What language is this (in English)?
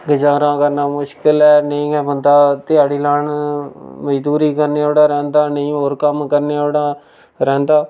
Dogri